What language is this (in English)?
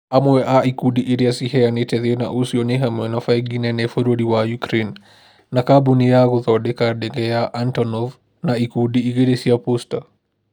Kikuyu